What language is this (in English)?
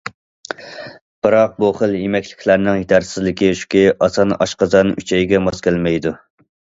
Uyghur